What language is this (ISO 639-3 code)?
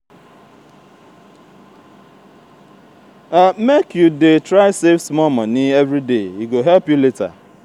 pcm